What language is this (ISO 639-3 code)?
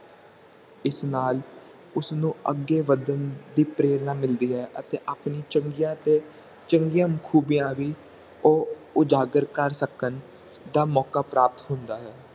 pan